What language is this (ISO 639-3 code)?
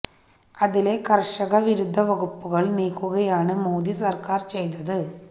mal